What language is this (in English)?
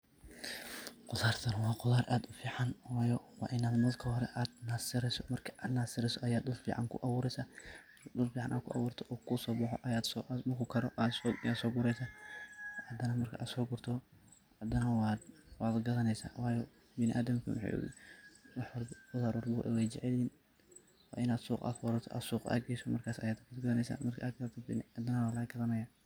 Somali